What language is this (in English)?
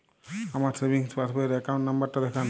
Bangla